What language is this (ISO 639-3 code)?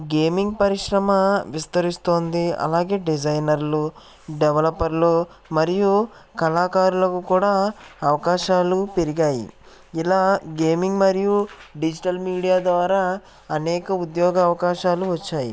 tel